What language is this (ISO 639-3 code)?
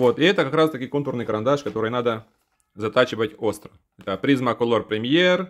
rus